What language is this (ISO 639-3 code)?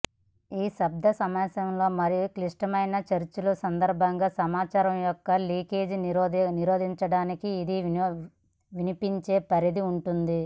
tel